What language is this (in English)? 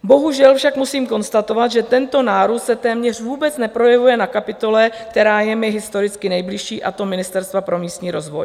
Czech